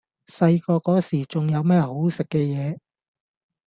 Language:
Cantonese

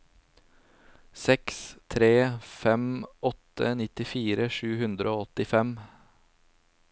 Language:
Norwegian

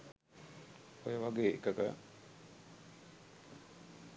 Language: Sinhala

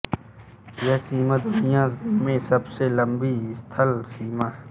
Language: Hindi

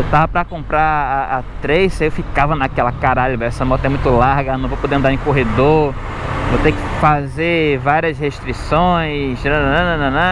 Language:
Portuguese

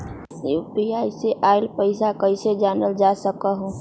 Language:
Magahi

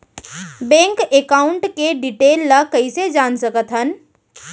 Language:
Chhattisgarhi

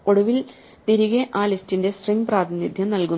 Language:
Malayalam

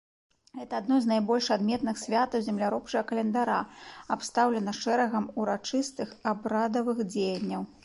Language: Belarusian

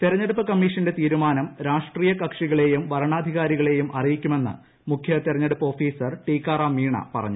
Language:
Malayalam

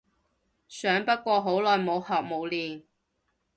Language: Cantonese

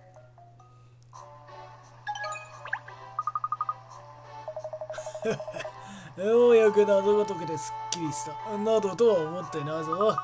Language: Japanese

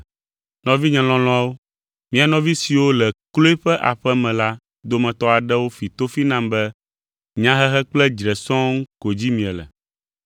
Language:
Ewe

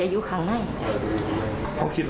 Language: Thai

